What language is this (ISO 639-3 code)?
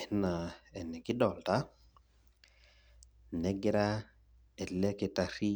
mas